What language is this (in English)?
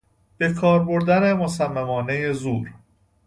Persian